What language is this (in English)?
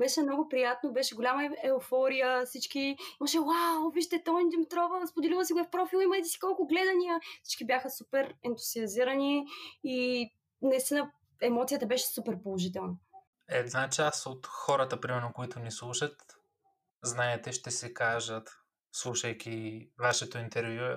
Bulgarian